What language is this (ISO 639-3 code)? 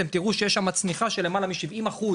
heb